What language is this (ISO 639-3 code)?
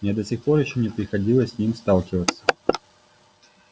rus